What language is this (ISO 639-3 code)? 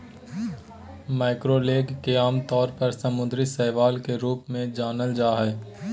mag